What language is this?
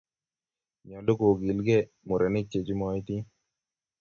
Kalenjin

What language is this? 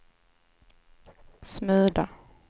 Swedish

